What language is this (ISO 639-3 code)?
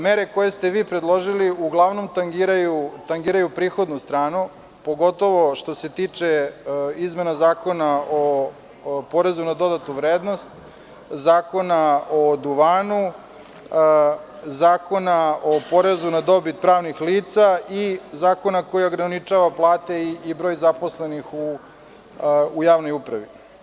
srp